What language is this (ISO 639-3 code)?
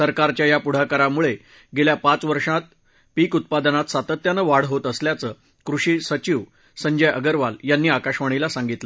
mar